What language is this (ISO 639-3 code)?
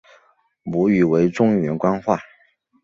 zho